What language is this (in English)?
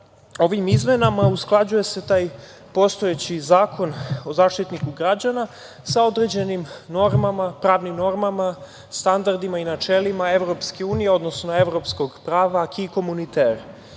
Serbian